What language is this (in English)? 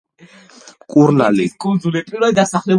Georgian